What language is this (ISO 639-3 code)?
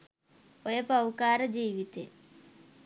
sin